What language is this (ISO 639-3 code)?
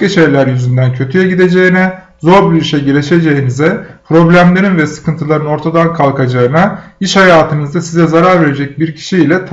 tur